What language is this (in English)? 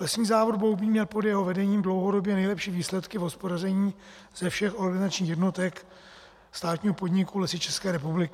Czech